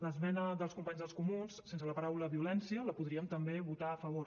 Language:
Catalan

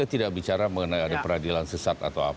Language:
Indonesian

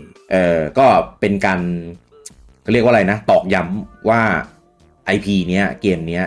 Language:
Thai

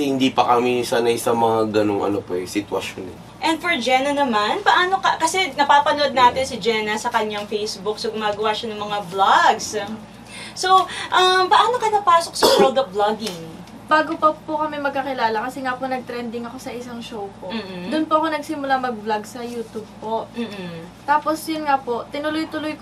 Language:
Filipino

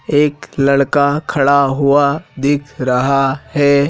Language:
Hindi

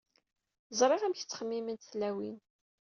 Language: Kabyle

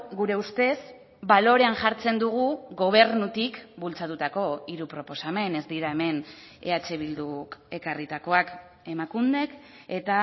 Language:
Basque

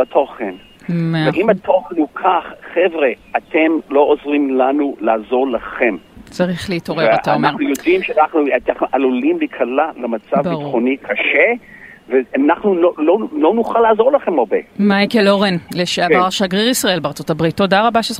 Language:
Hebrew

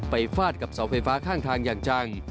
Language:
Thai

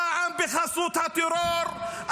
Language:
Hebrew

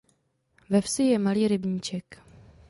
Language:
Czech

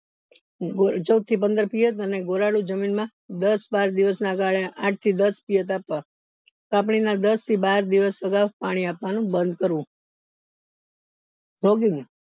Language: Gujarati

